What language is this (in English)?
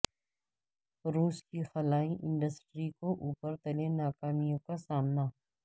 Urdu